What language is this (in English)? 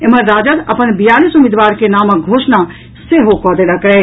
Maithili